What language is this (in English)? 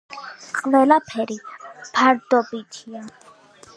Georgian